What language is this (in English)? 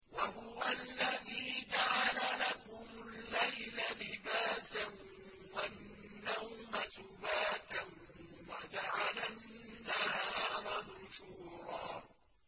Arabic